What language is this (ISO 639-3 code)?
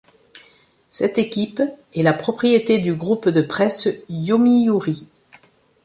fra